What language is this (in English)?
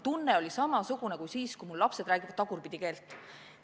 Estonian